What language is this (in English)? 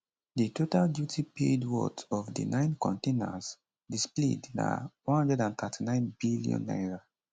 Nigerian Pidgin